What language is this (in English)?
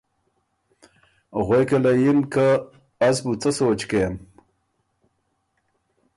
Ormuri